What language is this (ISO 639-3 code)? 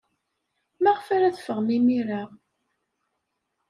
kab